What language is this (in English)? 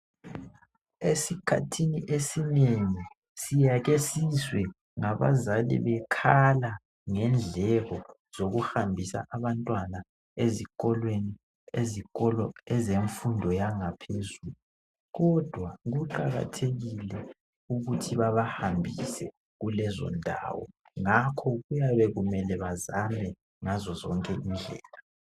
North Ndebele